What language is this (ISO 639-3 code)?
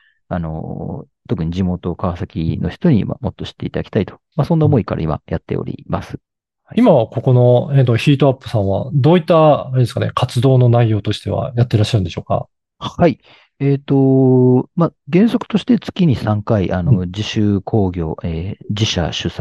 jpn